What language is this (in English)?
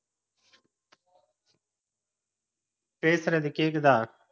Tamil